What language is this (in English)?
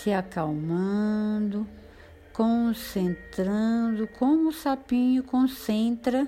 Portuguese